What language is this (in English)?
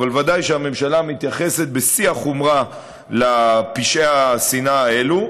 Hebrew